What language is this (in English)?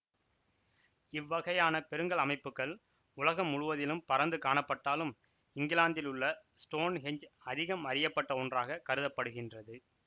Tamil